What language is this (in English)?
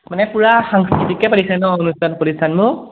Assamese